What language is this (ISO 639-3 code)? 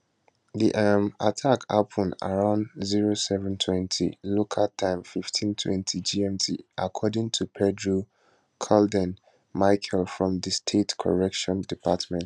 pcm